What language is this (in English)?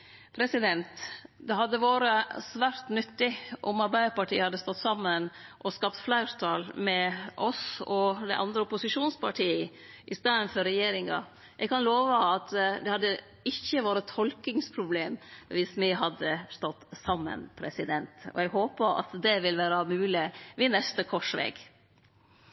Norwegian Nynorsk